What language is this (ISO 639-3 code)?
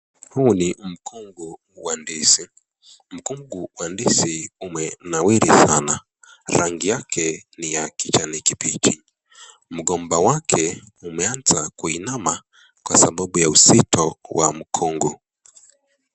swa